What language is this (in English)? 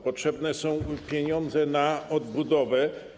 Polish